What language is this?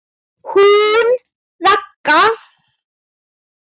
Icelandic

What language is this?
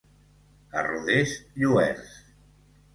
Catalan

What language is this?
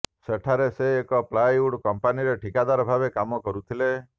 Odia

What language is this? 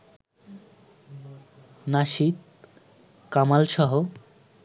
Bangla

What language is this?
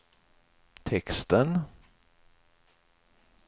Swedish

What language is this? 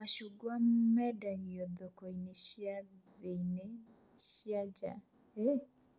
Kikuyu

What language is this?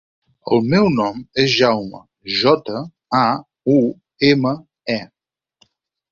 Catalan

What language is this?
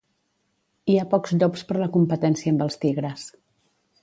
Catalan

